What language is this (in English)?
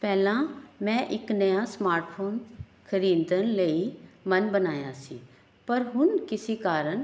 Punjabi